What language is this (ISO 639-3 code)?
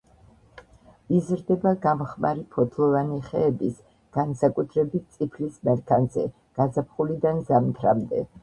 kat